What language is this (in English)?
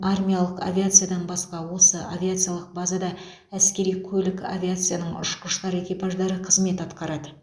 Kazakh